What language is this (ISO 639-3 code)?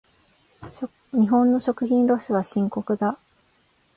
jpn